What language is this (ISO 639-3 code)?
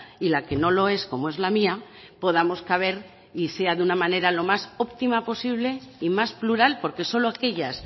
spa